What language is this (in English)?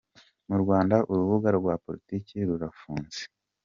Kinyarwanda